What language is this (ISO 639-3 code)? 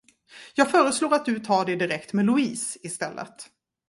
swe